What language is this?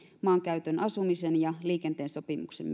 Finnish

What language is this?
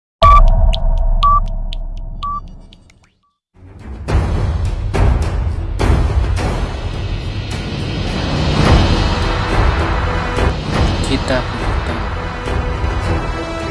Indonesian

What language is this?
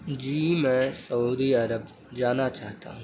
Urdu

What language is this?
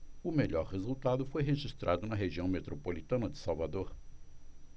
Portuguese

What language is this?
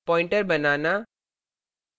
Hindi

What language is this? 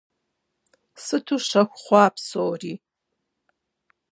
Kabardian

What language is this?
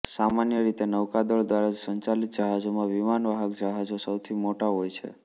Gujarati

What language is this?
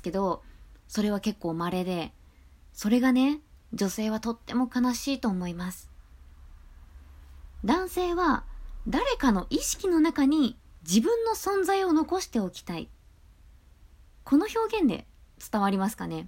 Japanese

